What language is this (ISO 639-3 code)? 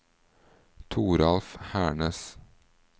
nor